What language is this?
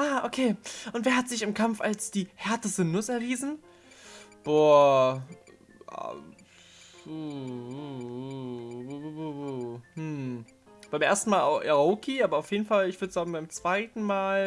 German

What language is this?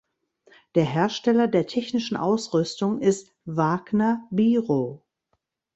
German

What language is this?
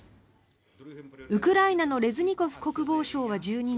Japanese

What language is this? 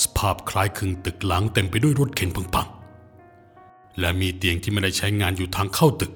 Thai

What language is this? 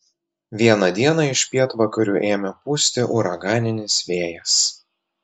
Lithuanian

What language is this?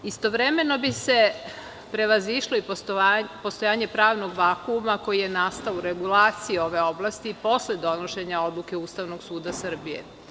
Serbian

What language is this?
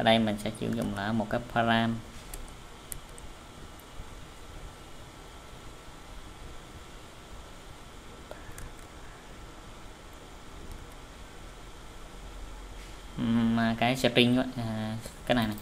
Vietnamese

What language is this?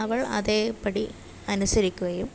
Malayalam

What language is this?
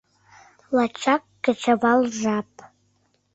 Mari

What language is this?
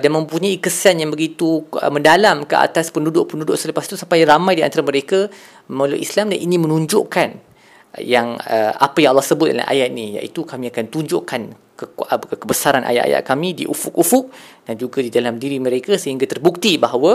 Malay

